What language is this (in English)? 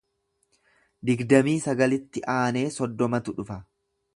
Oromo